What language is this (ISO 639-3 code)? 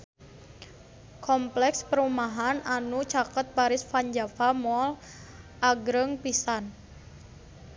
sun